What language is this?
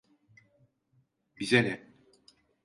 Turkish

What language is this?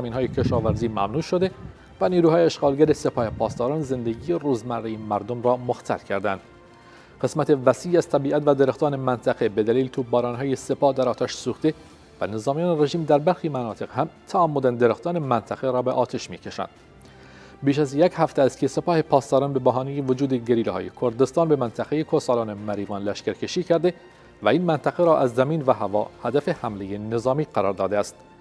Persian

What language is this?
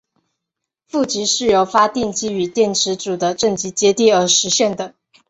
Chinese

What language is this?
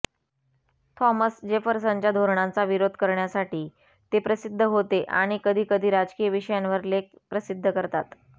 Marathi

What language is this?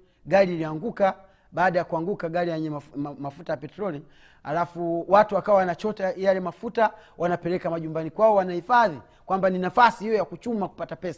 Swahili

